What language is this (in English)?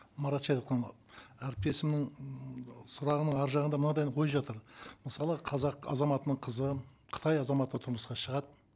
Kazakh